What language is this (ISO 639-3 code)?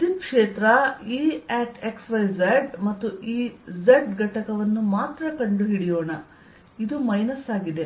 kan